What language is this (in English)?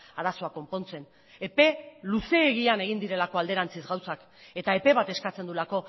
Basque